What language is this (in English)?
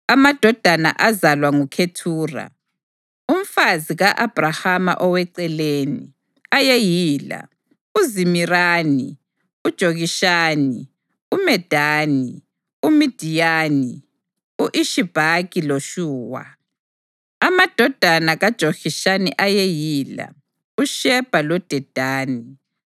North Ndebele